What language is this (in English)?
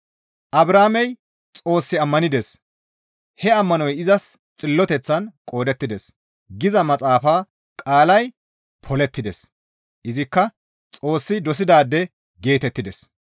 Gamo